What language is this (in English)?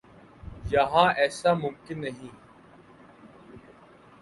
Urdu